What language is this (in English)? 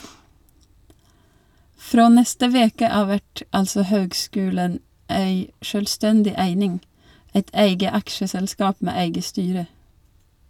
Norwegian